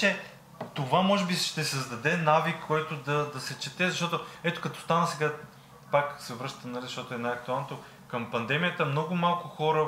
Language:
Bulgarian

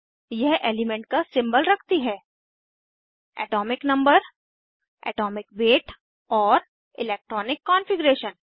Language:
Hindi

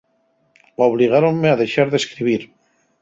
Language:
Asturian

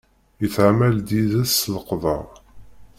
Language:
Kabyle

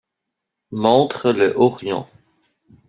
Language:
French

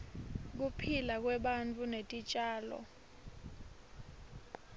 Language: Swati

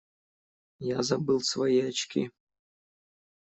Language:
Russian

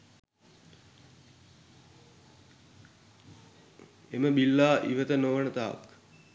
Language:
Sinhala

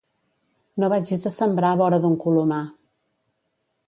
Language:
Catalan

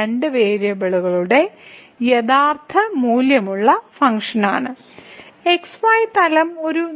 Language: Malayalam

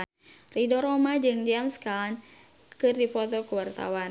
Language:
Sundanese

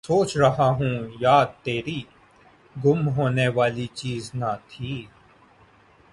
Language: Urdu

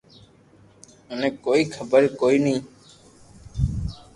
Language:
Loarki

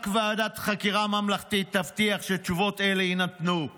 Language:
Hebrew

